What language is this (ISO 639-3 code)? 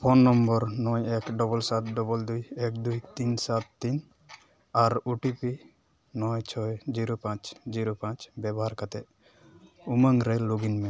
sat